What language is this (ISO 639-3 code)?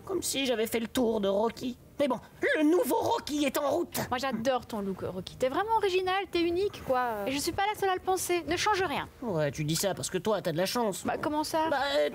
fra